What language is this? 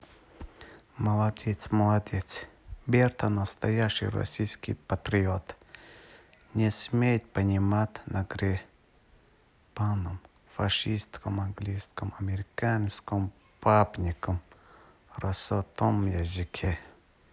Russian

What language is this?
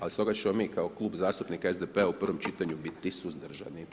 Croatian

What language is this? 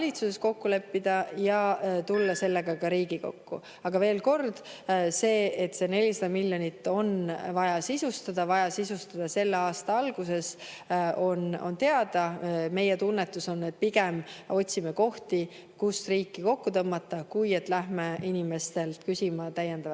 Estonian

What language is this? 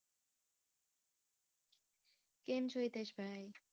Gujarati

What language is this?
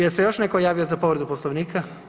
Croatian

